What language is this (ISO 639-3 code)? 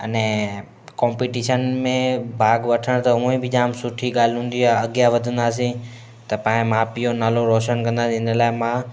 snd